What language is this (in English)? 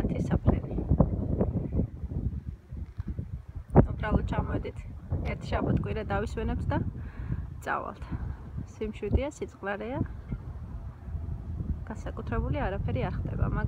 Norwegian